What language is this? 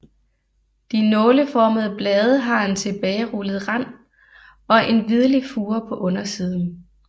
Danish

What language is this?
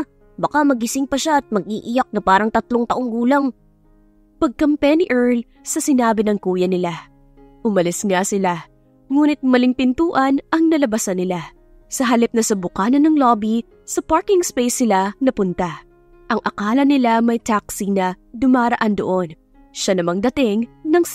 Filipino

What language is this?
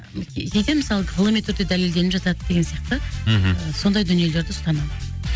Kazakh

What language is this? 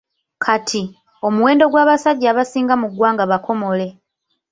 Ganda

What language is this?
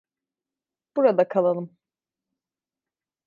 Turkish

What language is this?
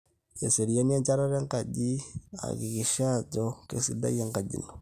Masai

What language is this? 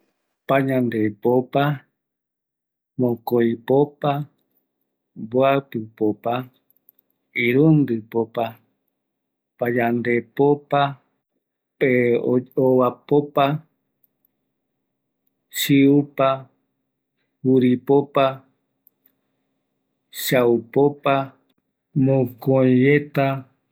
Eastern Bolivian Guaraní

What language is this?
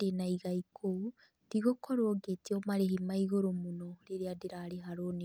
Kikuyu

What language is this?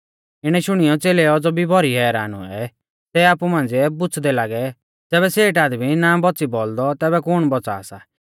Mahasu Pahari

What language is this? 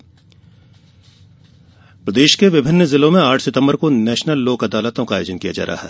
Hindi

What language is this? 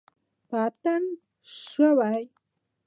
Pashto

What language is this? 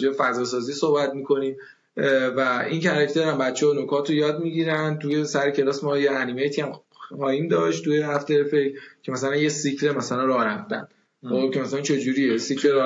Persian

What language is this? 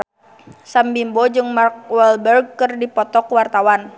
Sundanese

